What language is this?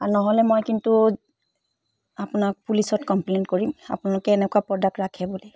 Assamese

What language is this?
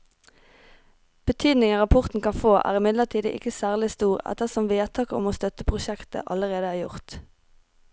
Norwegian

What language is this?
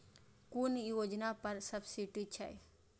Maithili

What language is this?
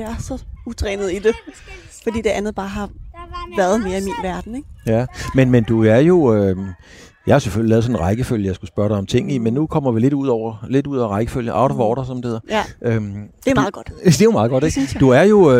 Danish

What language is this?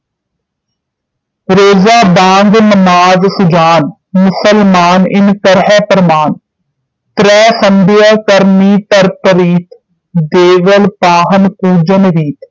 Punjabi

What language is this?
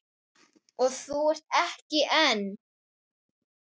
Icelandic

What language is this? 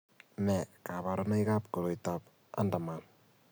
Kalenjin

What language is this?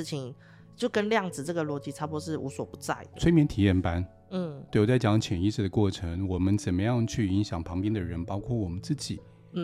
Chinese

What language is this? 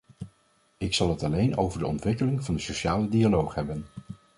Dutch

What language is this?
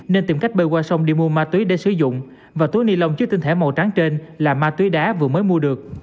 Vietnamese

